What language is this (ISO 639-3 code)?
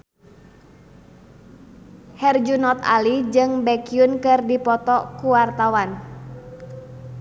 sun